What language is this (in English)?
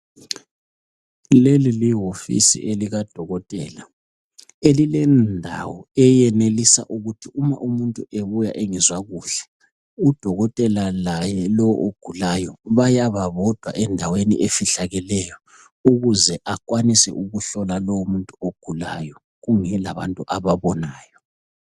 North Ndebele